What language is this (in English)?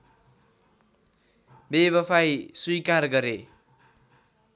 Nepali